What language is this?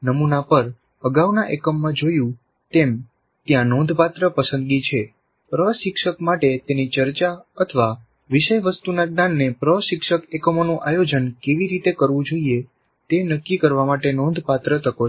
Gujarati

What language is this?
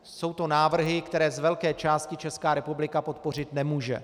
Czech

